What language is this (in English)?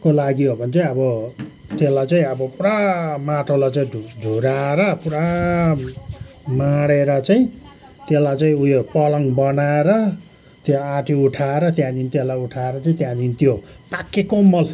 Nepali